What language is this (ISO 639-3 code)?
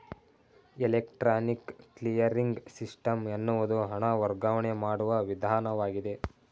kan